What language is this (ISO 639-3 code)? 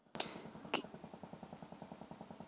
hin